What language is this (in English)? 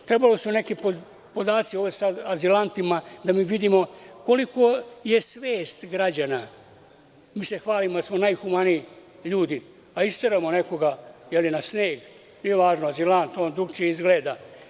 Serbian